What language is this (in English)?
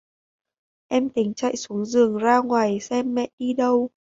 Vietnamese